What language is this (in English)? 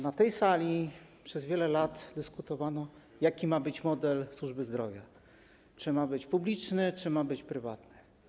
Polish